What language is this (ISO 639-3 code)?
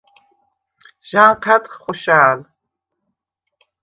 sva